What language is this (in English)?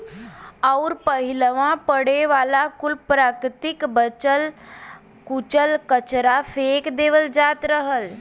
Bhojpuri